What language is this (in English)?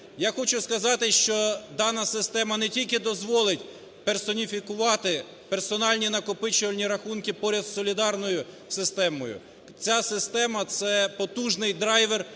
Ukrainian